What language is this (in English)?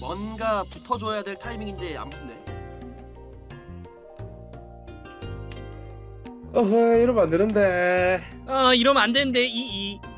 Korean